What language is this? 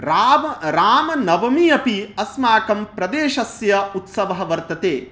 Sanskrit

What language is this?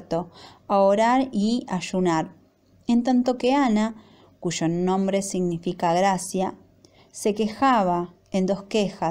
Spanish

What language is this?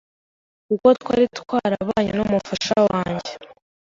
Kinyarwanda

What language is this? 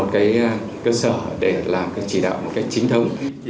Vietnamese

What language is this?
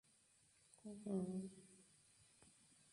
Arabic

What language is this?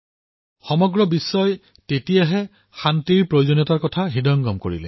Assamese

